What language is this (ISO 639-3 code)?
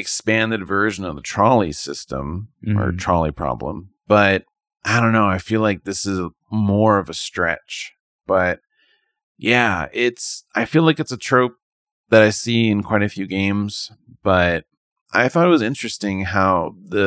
eng